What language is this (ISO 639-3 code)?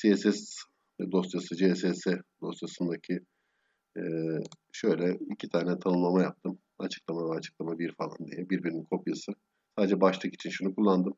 tur